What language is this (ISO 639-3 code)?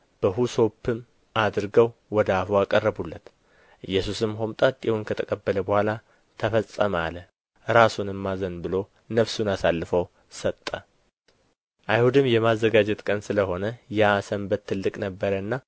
amh